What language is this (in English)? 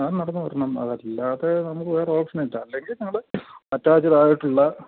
Malayalam